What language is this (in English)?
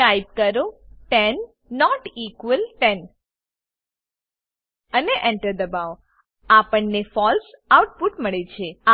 Gujarati